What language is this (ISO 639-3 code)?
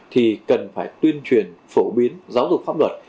vie